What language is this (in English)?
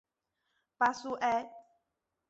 Chinese